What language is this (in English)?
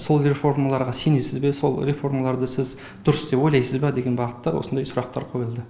Kazakh